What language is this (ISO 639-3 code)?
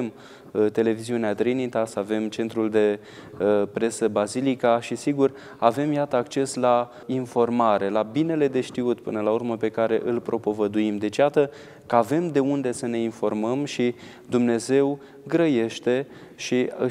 ron